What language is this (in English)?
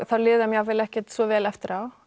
Icelandic